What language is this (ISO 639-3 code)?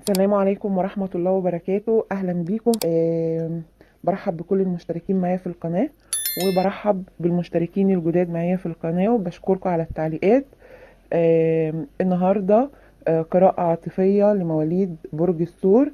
ara